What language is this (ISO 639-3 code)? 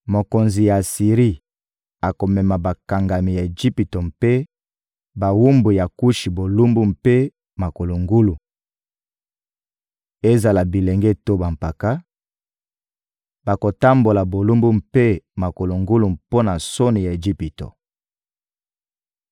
lin